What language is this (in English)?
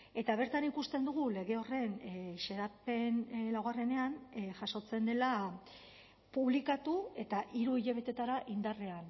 Basque